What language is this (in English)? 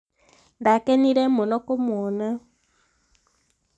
Kikuyu